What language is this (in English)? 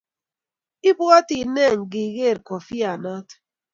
Kalenjin